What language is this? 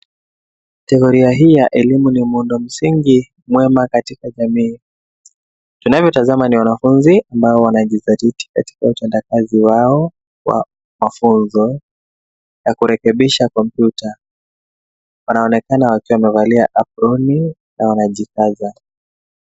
Swahili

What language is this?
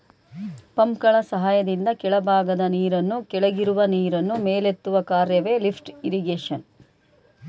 Kannada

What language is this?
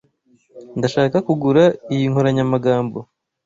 Kinyarwanda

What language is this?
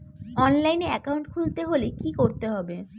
Bangla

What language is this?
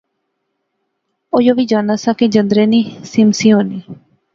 Pahari-Potwari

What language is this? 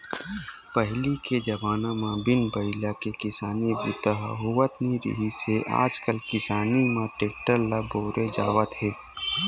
Chhattisgarhi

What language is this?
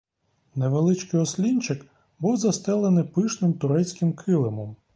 Ukrainian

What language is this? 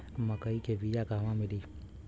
Bhojpuri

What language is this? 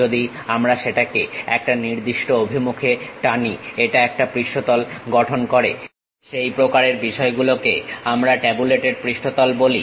Bangla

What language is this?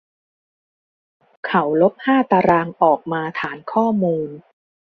Thai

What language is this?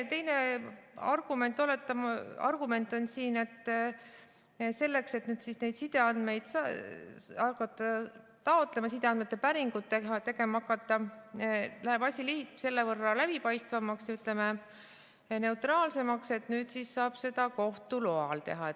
Estonian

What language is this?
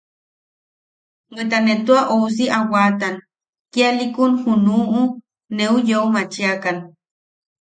Yaqui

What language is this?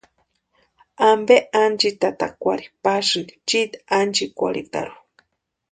Western Highland Purepecha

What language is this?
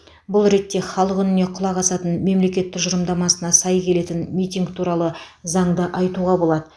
Kazakh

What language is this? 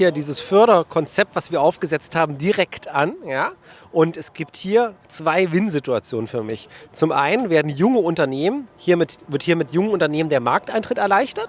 German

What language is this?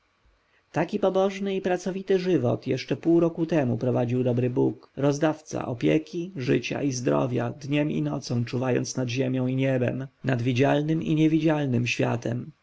Polish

